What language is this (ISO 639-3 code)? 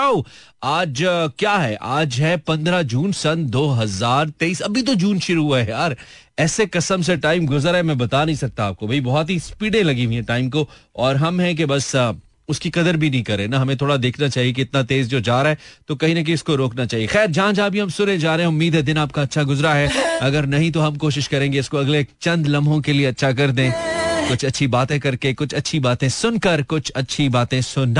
hin